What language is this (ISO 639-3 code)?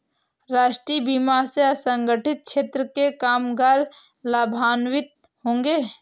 hin